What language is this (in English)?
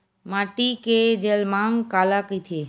Chhattisgarhi